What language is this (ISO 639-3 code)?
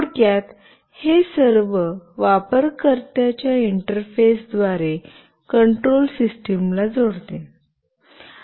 mar